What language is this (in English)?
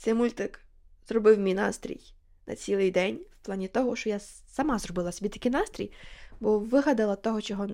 Ukrainian